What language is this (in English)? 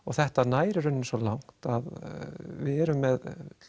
Icelandic